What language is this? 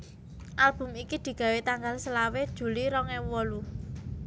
Javanese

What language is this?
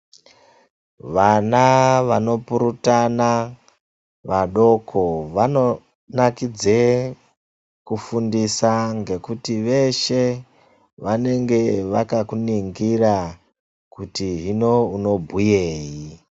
Ndau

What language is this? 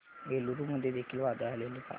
Marathi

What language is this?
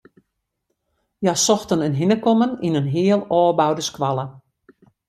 Western Frisian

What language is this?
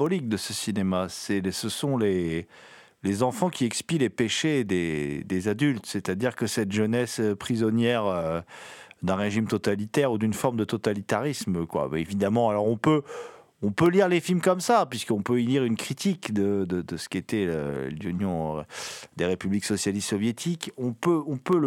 French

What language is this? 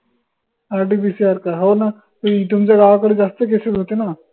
Marathi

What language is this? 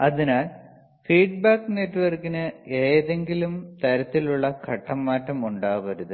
Malayalam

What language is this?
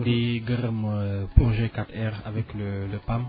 Wolof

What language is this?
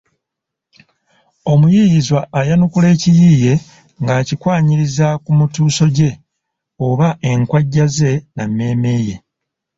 Ganda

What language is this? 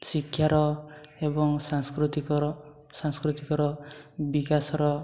Odia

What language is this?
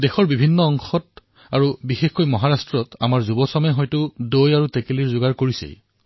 Assamese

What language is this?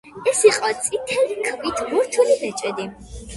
Georgian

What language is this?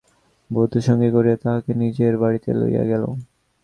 Bangla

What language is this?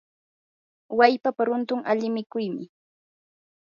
Yanahuanca Pasco Quechua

